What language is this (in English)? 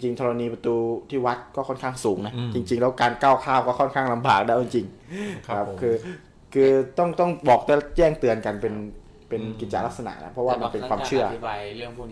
Thai